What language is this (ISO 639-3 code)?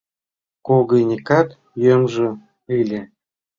chm